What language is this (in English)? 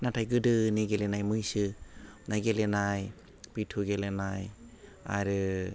Bodo